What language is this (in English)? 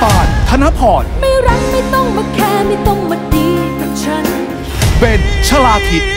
Thai